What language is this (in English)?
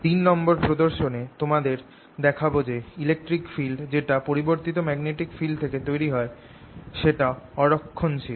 Bangla